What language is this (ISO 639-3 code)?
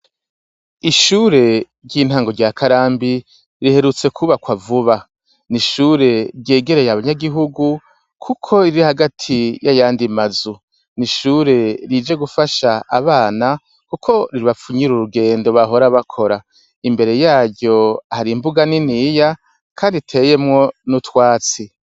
run